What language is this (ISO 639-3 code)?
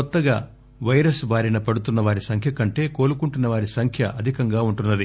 tel